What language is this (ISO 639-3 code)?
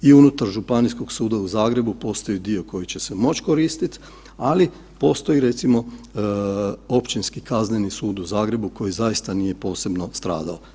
hrv